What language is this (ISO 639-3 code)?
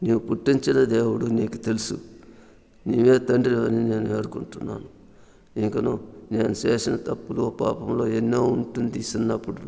tel